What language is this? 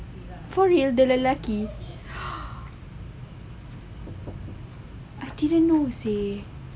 English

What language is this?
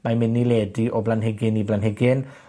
Welsh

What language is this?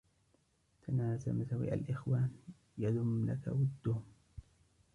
Arabic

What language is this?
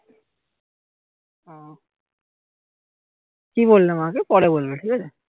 Bangla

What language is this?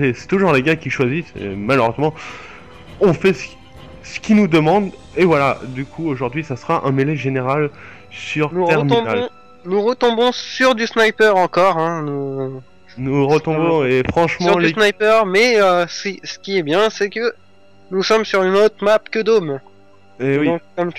French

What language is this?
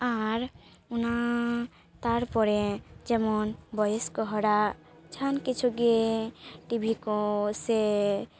Santali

